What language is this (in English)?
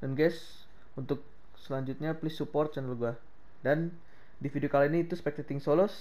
Indonesian